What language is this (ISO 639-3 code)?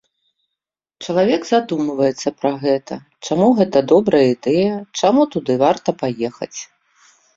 bel